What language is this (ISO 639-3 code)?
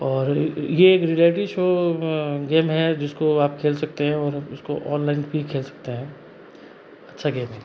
hin